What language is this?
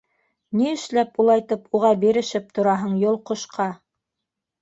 Bashkir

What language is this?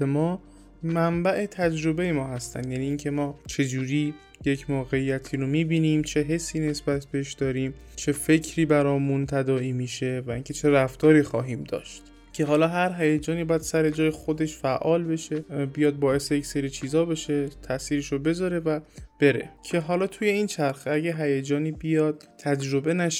Persian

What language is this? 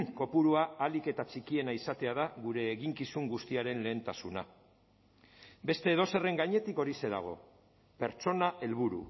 Basque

